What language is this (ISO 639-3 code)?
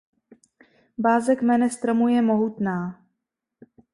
ces